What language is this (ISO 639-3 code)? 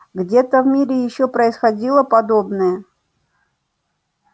rus